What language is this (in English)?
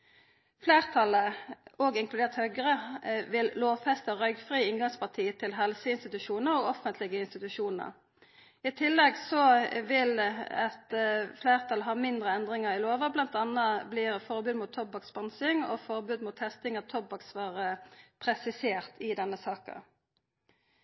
Norwegian Nynorsk